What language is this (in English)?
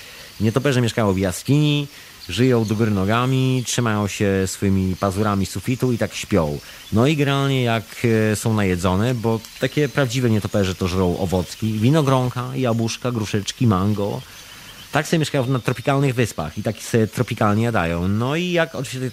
Polish